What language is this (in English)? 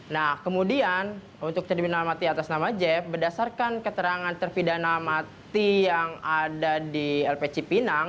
Indonesian